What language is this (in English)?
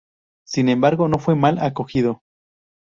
Spanish